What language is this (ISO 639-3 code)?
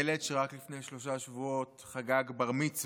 heb